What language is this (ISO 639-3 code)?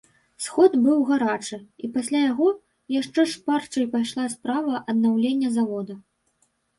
bel